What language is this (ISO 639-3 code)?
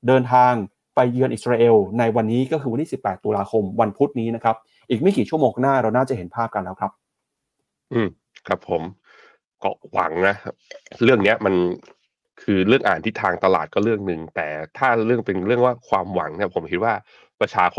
tha